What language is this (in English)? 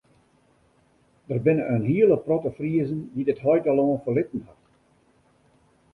Western Frisian